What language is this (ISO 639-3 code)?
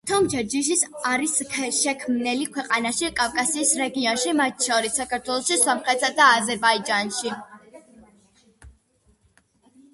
kat